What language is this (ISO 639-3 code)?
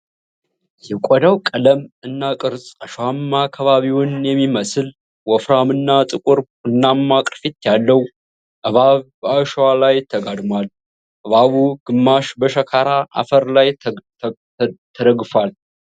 amh